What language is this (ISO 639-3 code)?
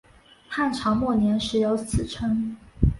zho